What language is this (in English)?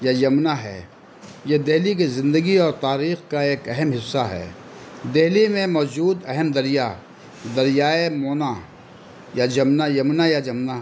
Urdu